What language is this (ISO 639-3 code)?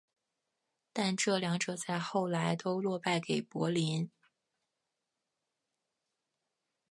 zho